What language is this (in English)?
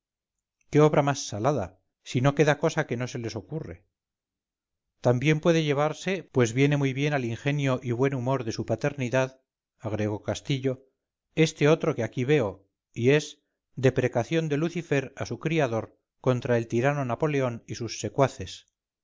Spanish